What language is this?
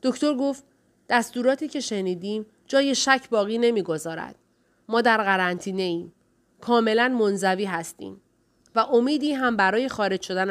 Persian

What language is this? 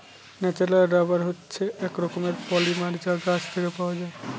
Bangla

